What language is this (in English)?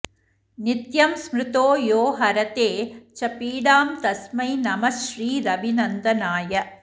Sanskrit